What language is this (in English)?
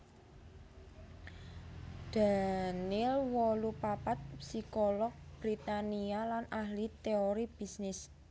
Javanese